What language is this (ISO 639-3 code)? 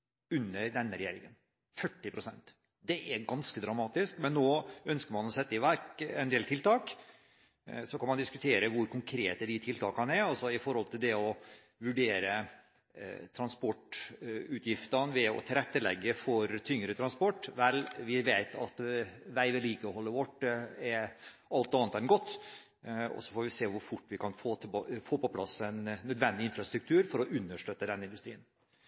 nob